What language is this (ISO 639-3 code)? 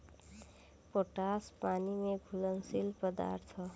bho